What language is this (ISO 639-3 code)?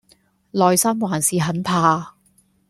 yue